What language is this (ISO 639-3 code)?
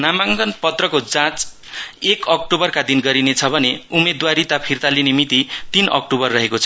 nep